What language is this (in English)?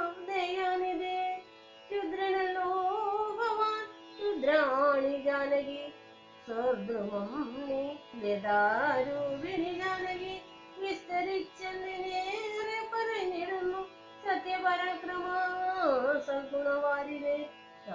Malayalam